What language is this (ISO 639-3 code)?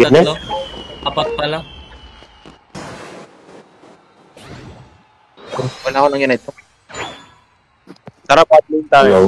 fil